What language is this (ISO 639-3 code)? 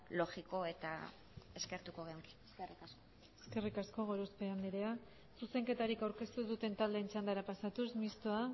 eus